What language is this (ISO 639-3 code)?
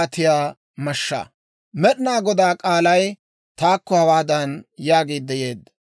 dwr